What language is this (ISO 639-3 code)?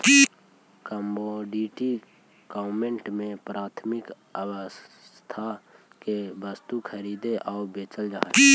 mag